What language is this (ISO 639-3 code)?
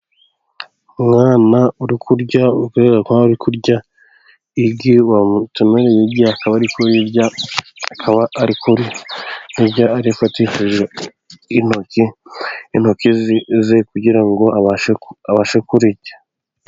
kin